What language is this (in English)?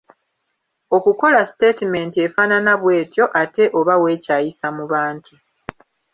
Ganda